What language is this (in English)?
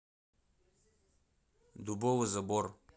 Russian